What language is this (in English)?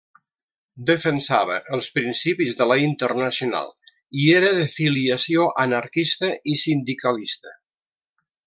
Catalan